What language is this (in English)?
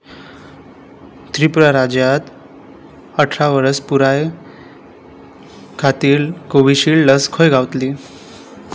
Konkani